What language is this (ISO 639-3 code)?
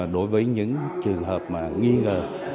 vie